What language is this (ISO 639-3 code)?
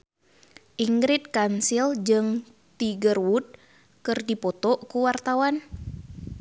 sun